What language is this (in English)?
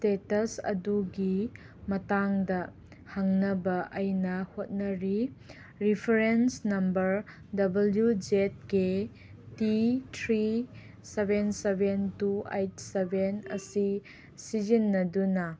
Manipuri